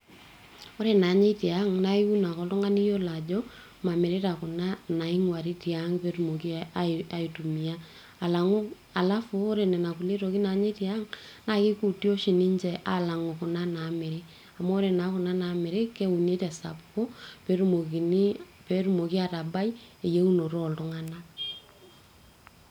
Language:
Masai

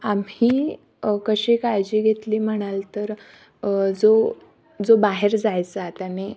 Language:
Marathi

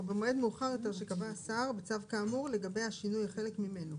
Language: Hebrew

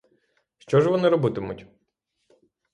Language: Ukrainian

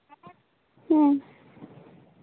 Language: Santali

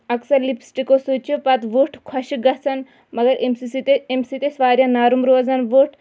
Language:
Kashmiri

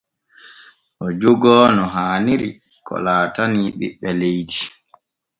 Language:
Borgu Fulfulde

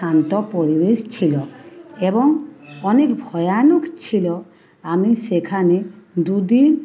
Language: Bangla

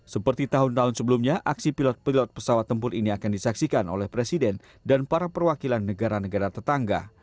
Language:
Indonesian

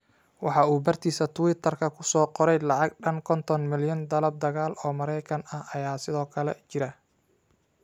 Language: Somali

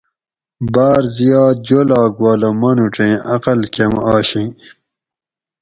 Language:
Gawri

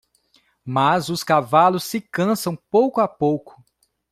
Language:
Portuguese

